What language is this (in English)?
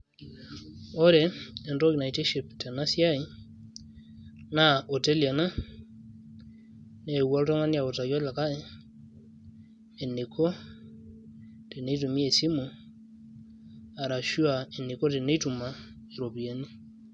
Masai